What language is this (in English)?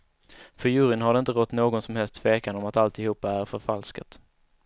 Swedish